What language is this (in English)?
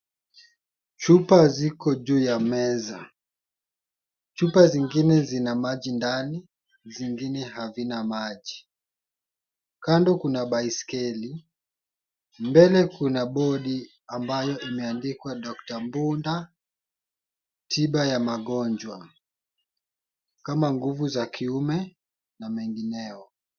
Swahili